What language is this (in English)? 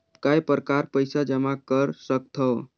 Chhattisgarhi